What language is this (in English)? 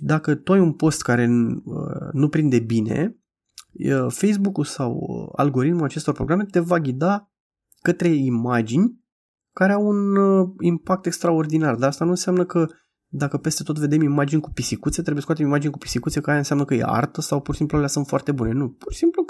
Romanian